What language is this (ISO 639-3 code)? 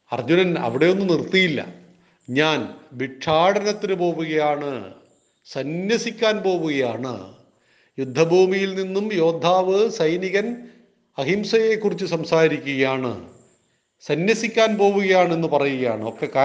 mal